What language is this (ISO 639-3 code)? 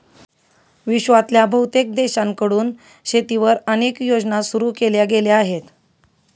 mar